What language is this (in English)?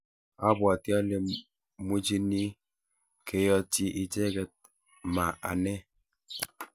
Kalenjin